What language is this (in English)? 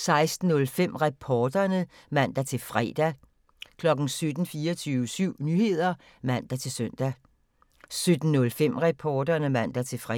Danish